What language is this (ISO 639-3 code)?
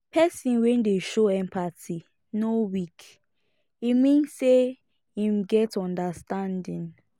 pcm